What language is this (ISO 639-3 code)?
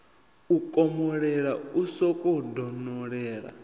ven